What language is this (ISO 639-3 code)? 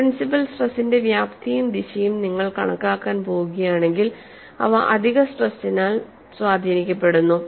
mal